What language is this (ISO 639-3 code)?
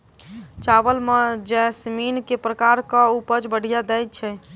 mai